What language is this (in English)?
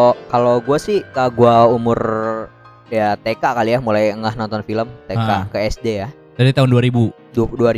Indonesian